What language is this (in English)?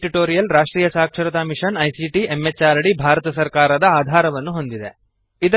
Kannada